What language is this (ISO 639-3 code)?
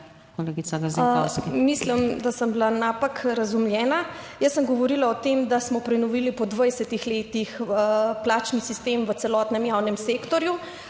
slv